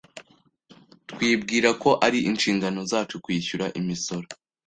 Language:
Kinyarwanda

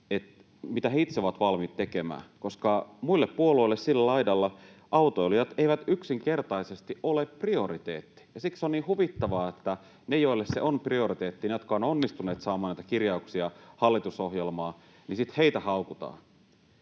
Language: Finnish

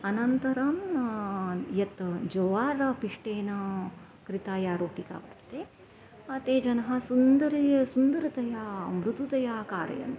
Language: Sanskrit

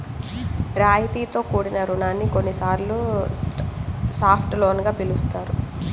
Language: Telugu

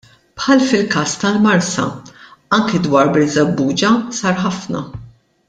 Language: Maltese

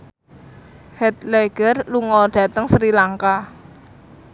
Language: Javanese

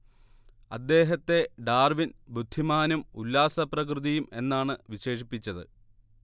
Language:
Malayalam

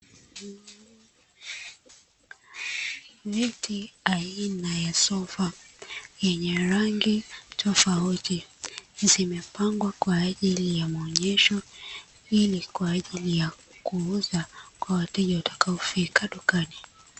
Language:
Swahili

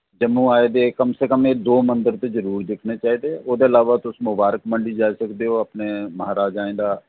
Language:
Dogri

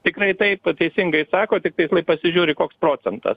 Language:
Lithuanian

